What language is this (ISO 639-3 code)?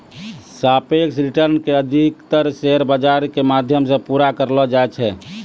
mai